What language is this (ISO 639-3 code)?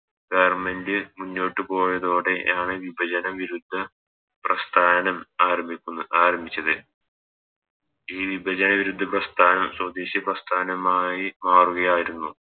mal